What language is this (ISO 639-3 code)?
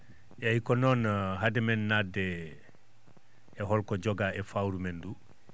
ful